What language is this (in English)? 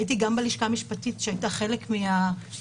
Hebrew